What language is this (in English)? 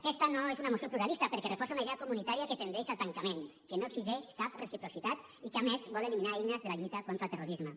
Catalan